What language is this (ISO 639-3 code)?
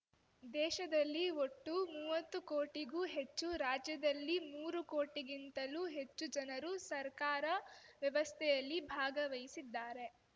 kan